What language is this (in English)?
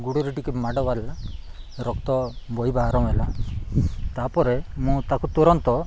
Odia